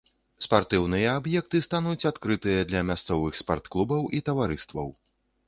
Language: Belarusian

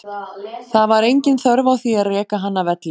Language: Icelandic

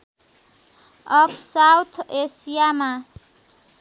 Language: Nepali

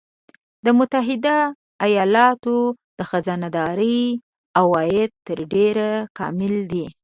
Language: Pashto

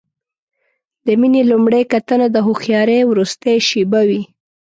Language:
Pashto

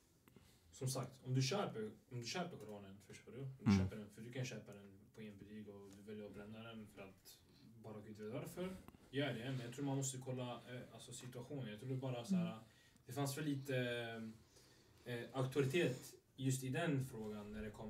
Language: Swedish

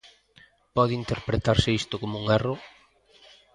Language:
Galician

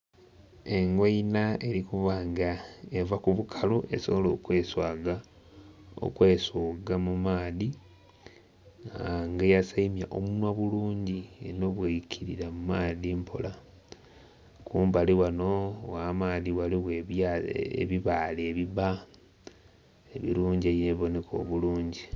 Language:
Soga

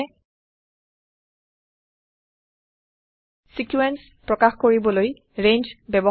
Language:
Assamese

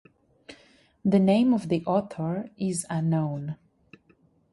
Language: English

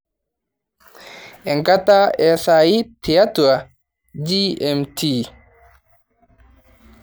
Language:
Masai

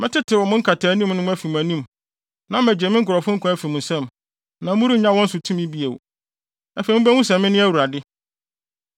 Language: Akan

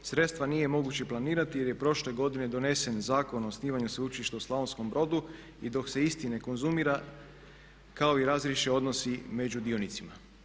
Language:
Croatian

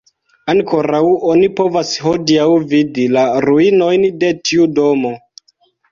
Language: Esperanto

